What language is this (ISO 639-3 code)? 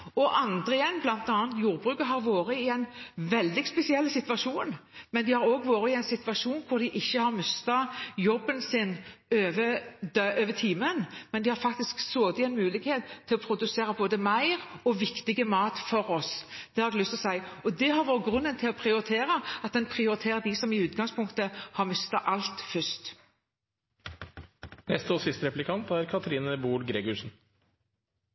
nob